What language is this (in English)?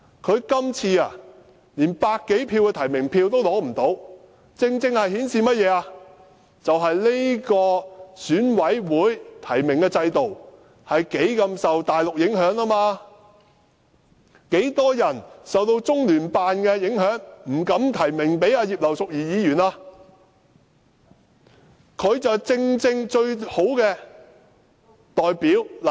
Cantonese